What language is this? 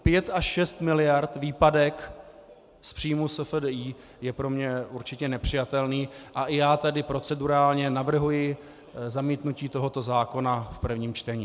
Czech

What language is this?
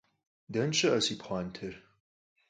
Kabardian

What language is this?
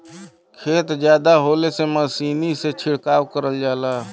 Bhojpuri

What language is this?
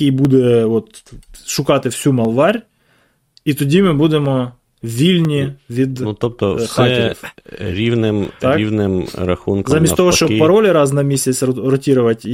Ukrainian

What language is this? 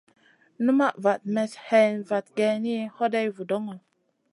Masana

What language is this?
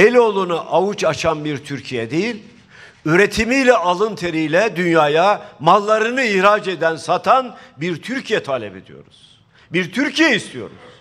Turkish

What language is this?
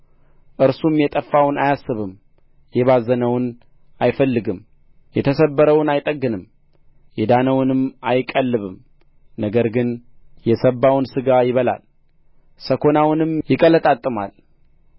Amharic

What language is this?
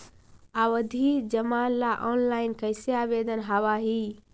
Magahi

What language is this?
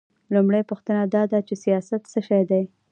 Pashto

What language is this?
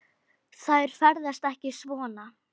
Icelandic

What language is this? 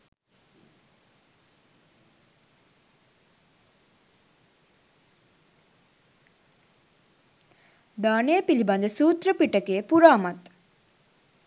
Sinhala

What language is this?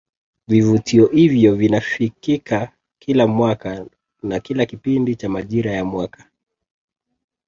Swahili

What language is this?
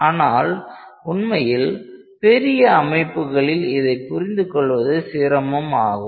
Tamil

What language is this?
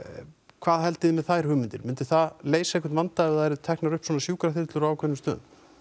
Icelandic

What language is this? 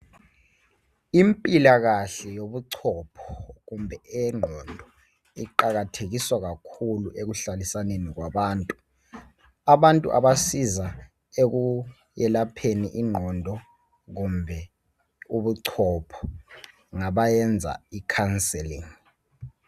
North Ndebele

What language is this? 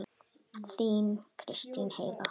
Icelandic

